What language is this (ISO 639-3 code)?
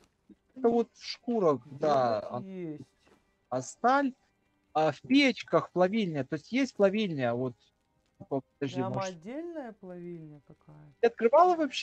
rus